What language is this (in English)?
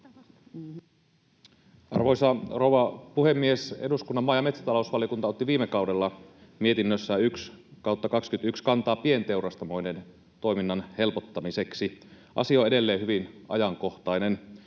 Finnish